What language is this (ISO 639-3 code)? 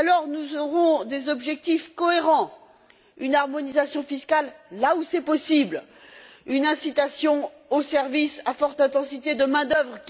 fra